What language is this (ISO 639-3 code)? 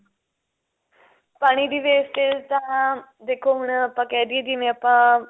pan